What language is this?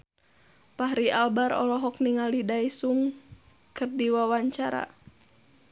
Sundanese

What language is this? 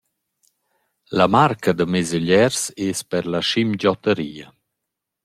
Romansh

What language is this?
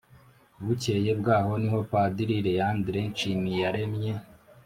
Kinyarwanda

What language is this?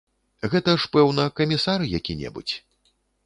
Belarusian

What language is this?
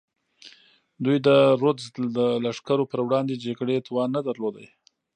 Pashto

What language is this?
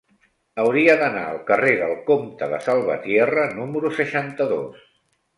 Catalan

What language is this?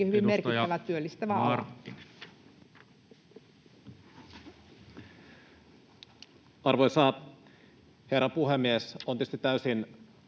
Finnish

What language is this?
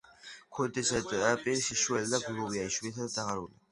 Georgian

